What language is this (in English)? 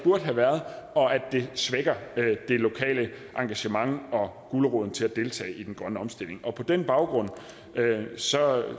Danish